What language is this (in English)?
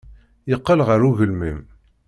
Kabyle